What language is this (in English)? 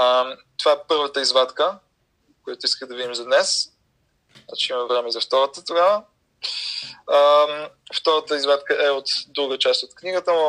Bulgarian